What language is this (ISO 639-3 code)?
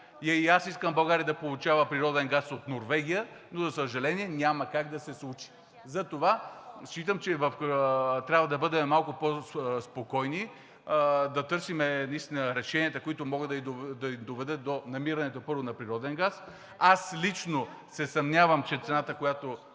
bul